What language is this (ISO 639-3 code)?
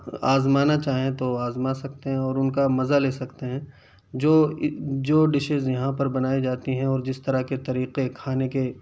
urd